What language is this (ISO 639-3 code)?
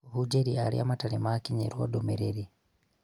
kik